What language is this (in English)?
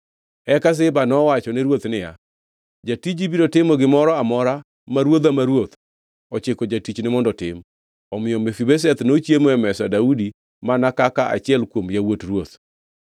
Luo (Kenya and Tanzania)